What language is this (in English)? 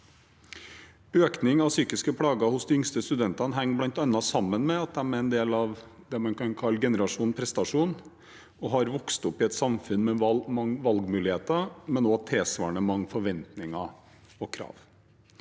Norwegian